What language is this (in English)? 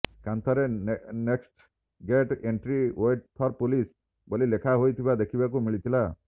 Odia